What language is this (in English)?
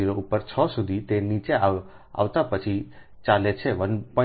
Gujarati